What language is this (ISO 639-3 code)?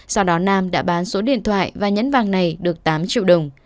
vie